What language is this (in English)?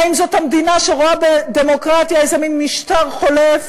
Hebrew